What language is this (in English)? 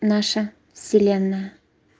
Russian